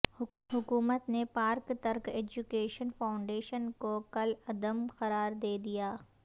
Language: Urdu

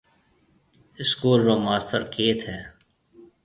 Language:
Marwari (Pakistan)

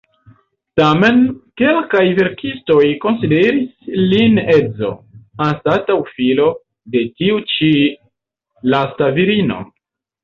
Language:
Esperanto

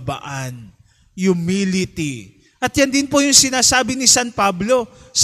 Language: Filipino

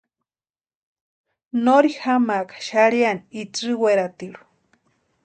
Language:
Western Highland Purepecha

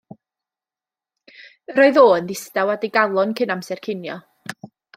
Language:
Welsh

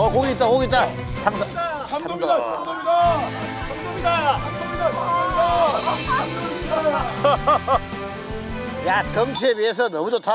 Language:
Korean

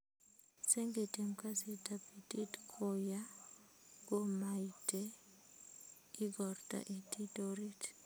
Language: Kalenjin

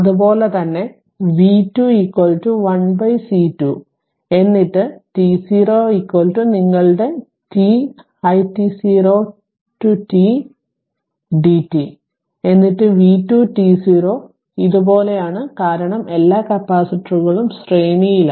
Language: Malayalam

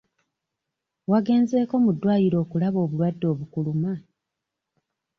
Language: Ganda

